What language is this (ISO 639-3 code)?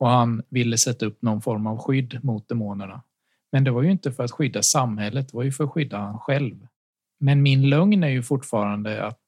swe